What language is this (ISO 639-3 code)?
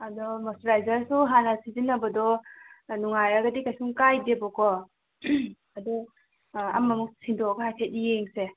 mni